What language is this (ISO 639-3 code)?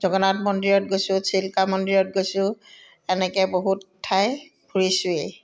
asm